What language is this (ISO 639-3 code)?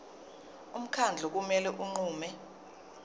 zul